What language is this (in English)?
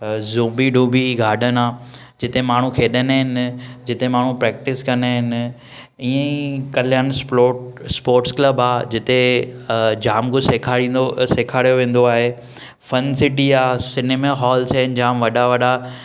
Sindhi